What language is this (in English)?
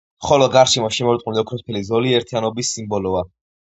Georgian